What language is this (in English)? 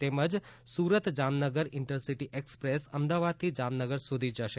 Gujarati